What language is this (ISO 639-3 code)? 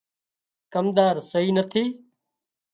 kxp